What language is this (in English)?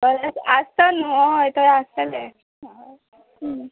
Konkani